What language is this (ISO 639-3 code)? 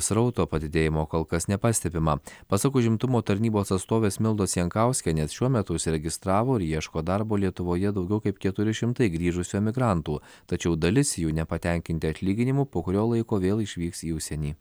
lit